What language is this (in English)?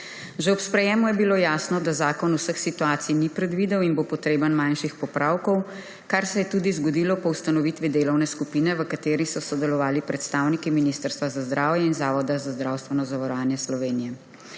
Slovenian